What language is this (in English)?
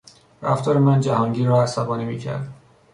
Persian